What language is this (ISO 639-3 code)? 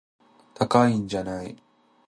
jpn